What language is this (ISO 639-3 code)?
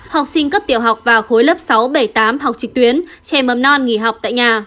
vie